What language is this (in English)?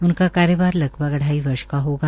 Hindi